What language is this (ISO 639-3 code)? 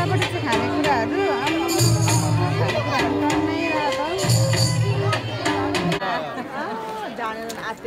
tha